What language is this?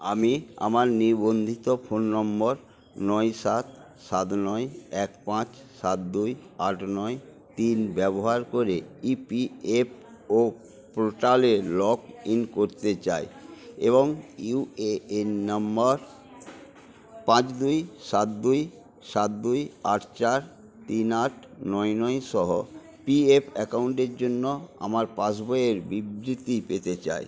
Bangla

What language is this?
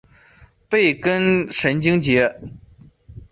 Chinese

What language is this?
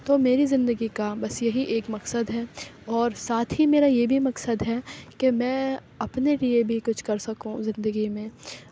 Urdu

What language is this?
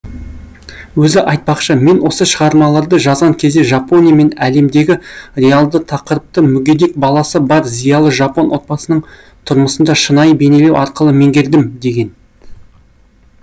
Kazakh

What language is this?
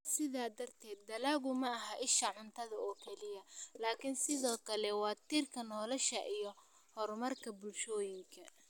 Somali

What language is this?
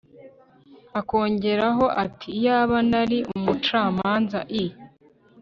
Kinyarwanda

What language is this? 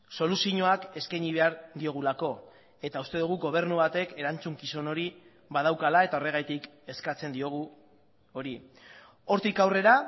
Basque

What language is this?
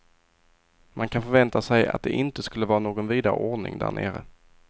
Swedish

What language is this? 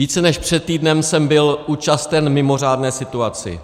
Czech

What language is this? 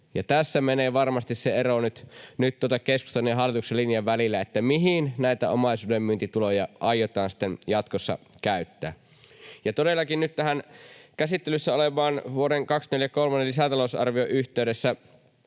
Finnish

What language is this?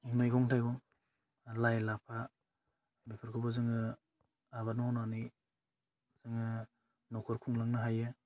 Bodo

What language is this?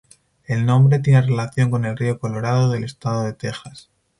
Spanish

